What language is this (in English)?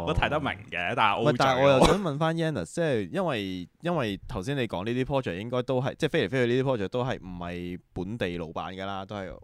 Chinese